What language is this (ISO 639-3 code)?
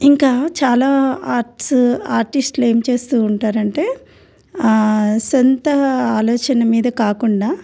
tel